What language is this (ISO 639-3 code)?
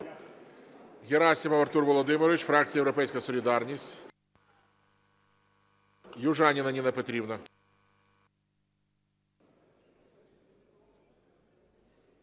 ukr